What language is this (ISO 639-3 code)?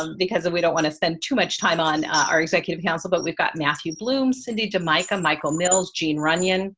eng